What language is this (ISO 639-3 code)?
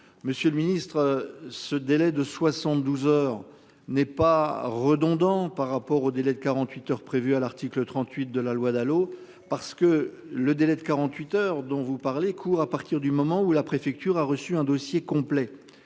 fra